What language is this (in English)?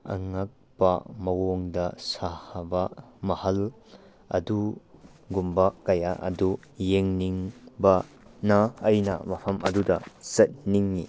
Manipuri